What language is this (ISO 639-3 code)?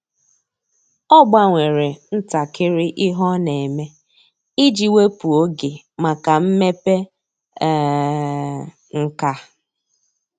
ibo